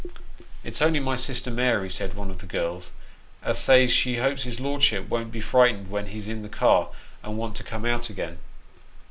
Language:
English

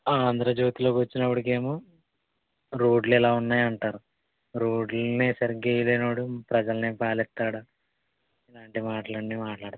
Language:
Telugu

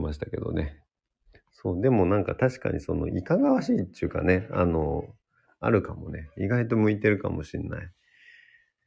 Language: Japanese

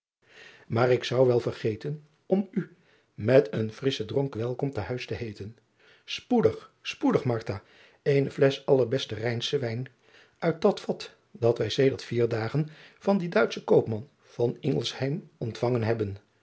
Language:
Dutch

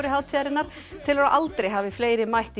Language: Icelandic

